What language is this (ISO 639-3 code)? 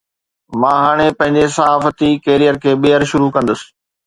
snd